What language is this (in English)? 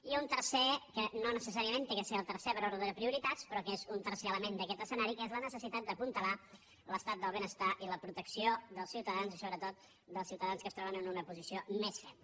Catalan